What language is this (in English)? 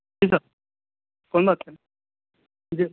Urdu